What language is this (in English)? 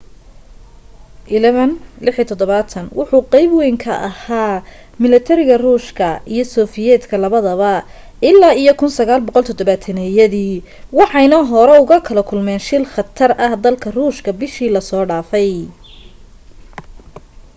Somali